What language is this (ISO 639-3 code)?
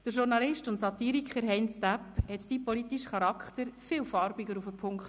gsw